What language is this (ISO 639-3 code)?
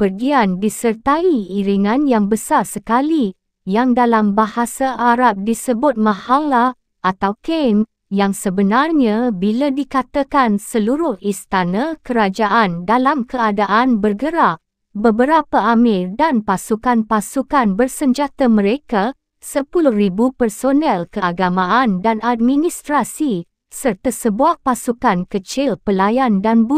msa